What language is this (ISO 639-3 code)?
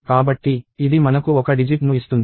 tel